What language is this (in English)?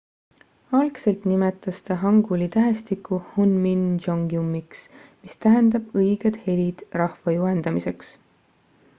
Estonian